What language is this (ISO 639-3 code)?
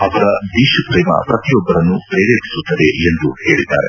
kan